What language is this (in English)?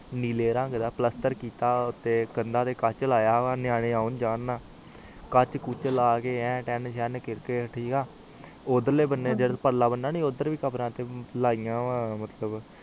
Punjabi